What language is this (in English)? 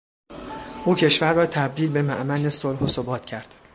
Persian